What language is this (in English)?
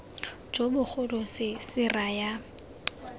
Tswana